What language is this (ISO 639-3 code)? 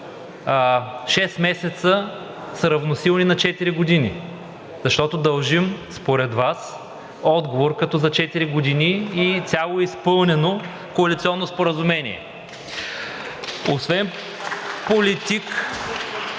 bul